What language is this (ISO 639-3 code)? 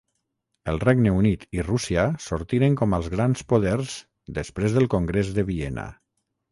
cat